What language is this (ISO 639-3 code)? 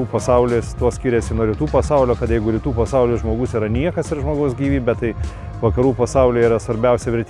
lit